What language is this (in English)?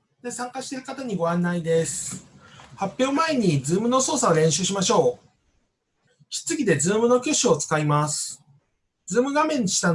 Japanese